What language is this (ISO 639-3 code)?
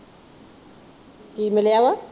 pan